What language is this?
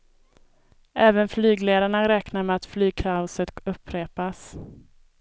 Swedish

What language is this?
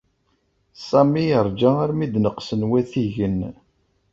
Kabyle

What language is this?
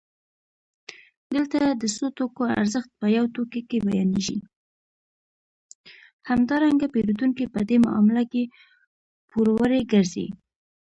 Pashto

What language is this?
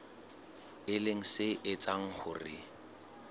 Southern Sotho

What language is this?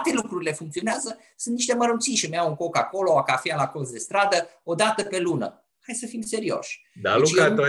Romanian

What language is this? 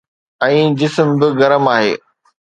Sindhi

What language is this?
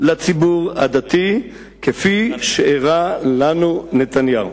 Hebrew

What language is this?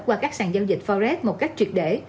Vietnamese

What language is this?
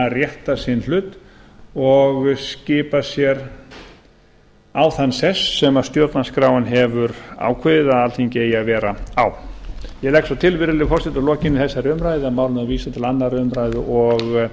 Icelandic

